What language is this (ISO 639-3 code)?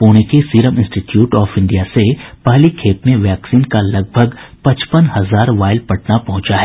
hin